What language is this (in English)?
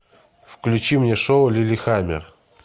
Russian